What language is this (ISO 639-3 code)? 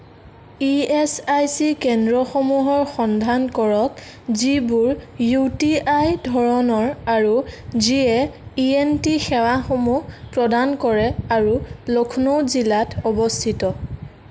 asm